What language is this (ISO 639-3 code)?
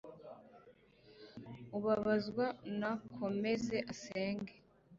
kin